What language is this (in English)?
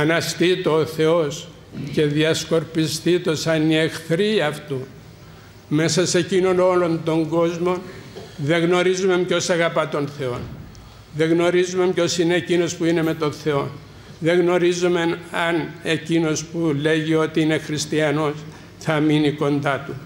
Greek